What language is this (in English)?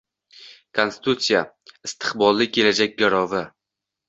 Uzbek